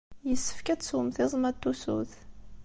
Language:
Kabyle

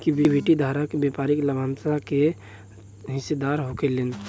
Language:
Bhojpuri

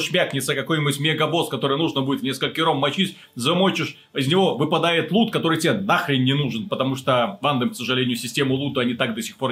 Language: Russian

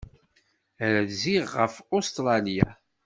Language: Kabyle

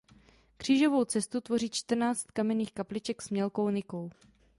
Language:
Czech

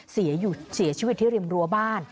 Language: Thai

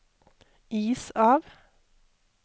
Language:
Norwegian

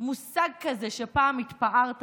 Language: Hebrew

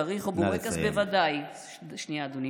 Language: Hebrew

